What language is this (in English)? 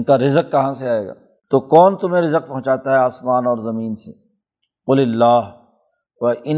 Urdu